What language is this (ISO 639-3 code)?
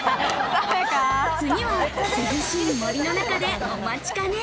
jpn